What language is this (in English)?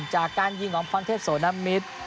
Thai